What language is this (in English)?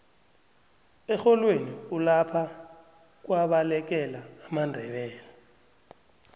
South Ndebele